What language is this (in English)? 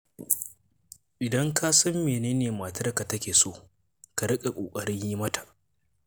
Hausa